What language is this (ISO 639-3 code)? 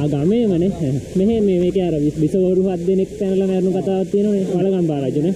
ind